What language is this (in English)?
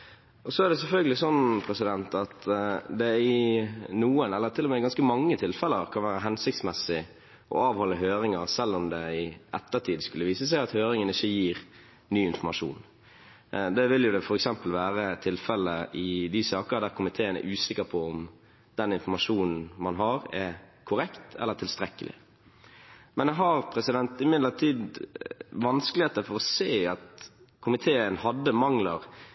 Norwegian Bokmål